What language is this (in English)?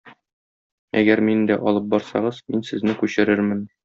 Tatar